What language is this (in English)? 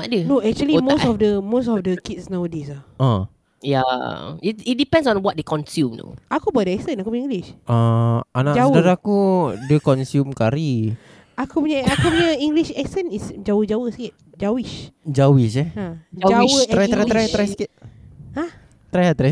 Malay